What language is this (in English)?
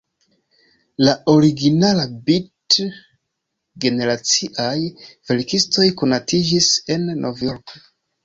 Esperanto